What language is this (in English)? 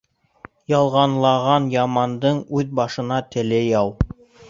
Bashkir